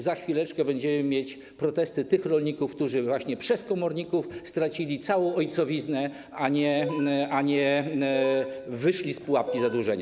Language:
Polish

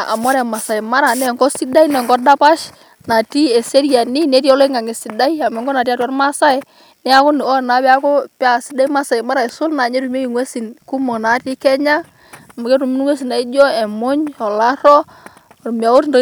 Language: Masai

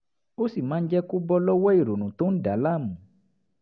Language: Yoruba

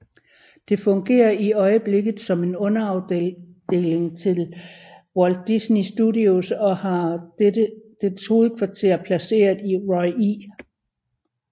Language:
Danish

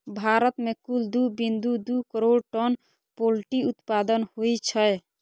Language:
Maithili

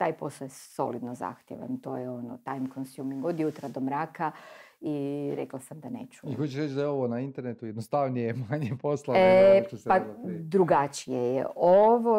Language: Croatian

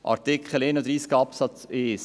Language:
Swiss German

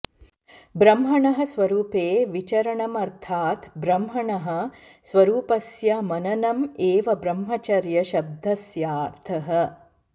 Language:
Sanskrit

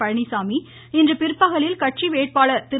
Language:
Tamil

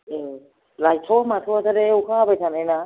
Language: Bodo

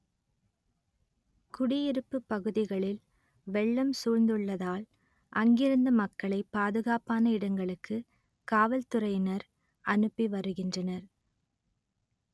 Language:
Tamil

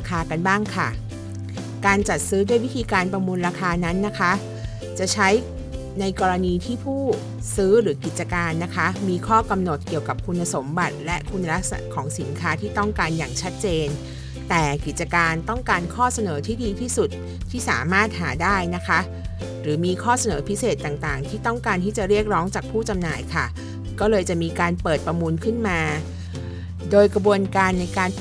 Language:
Thai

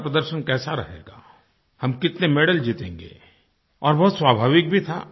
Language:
Hindi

